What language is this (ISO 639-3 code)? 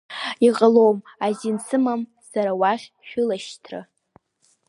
abk